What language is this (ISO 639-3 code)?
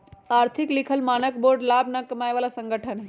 mag